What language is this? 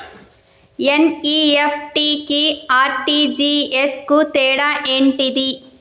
Telugu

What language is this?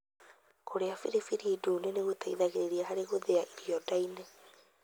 Kikuyu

